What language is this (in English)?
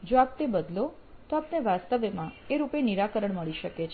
Gujarati